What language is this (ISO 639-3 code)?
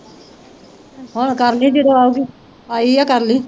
pan